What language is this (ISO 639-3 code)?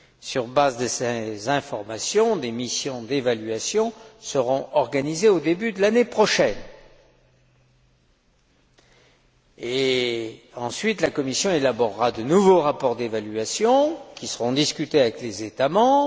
fra